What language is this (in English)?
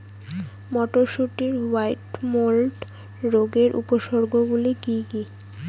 Bangla